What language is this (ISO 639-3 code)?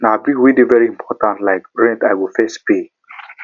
pcm